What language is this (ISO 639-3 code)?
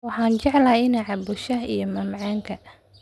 som